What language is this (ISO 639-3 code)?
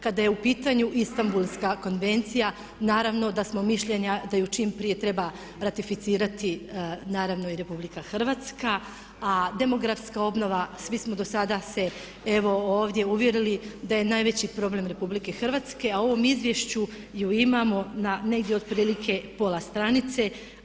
hrv